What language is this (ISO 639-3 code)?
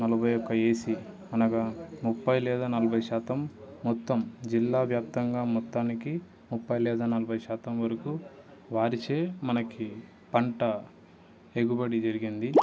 tel